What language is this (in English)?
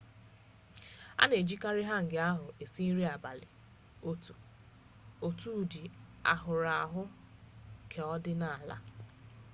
Igbo